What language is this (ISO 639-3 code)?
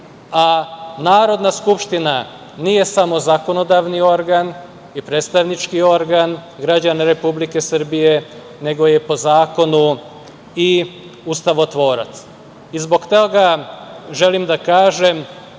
srp